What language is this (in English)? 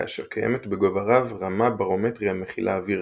Hebrew